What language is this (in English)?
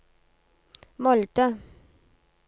Norwegian